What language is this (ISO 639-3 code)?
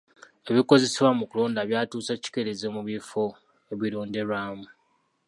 lug